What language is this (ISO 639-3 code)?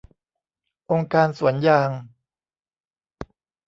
tha